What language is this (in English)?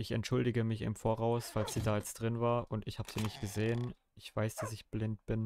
German